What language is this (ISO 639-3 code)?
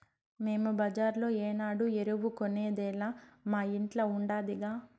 tel